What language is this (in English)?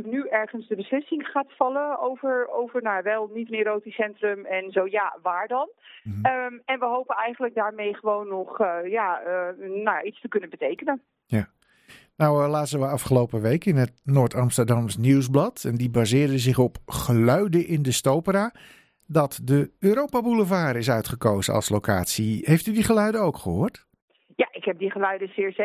Dutch